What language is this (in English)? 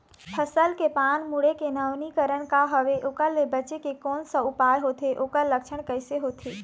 Chhattisgarhi